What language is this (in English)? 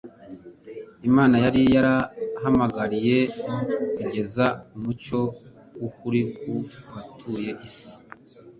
Kinyarwanda